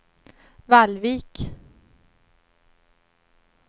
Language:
Swedish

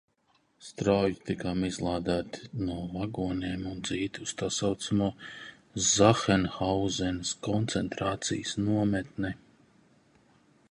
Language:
Latvian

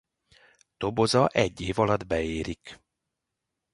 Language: Hungarian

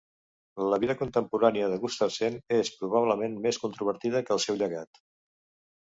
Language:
Catalan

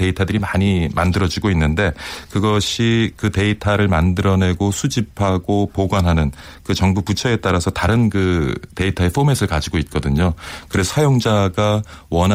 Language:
Korean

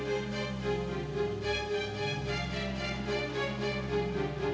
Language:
Indonesian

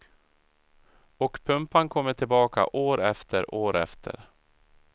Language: Swedish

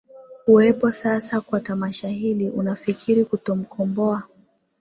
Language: Swahili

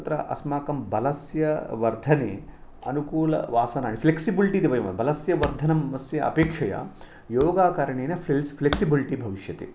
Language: Sanskrit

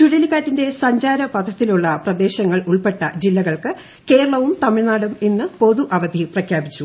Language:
Malayalam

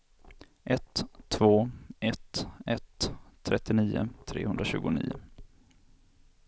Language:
Swedish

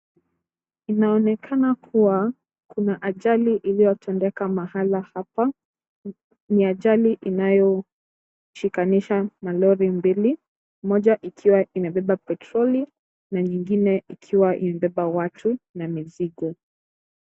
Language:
Swahili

